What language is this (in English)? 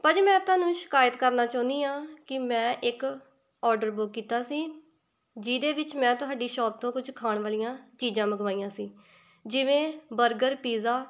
Punjabi